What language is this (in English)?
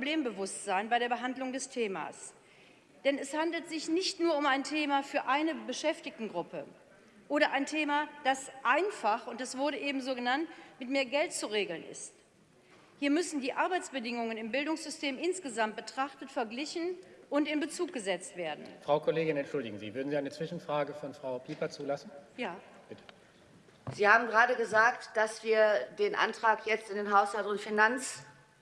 German